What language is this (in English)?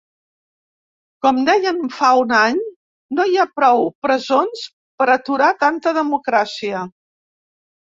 Catalan